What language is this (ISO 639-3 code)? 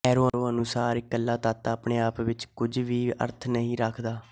pan